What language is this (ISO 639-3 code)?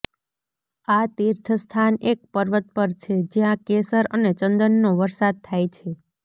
guj